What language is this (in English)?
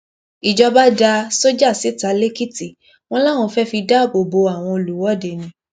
Yoruba